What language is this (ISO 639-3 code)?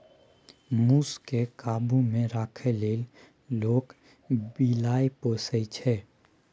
mai